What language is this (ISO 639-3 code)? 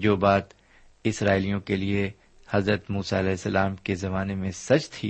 urd